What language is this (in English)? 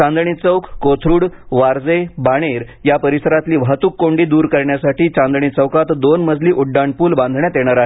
Marathi